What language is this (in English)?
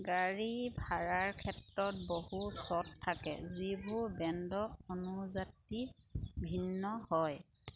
Assamese